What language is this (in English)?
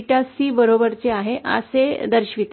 Marathi